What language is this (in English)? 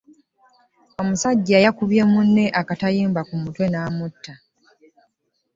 Ganda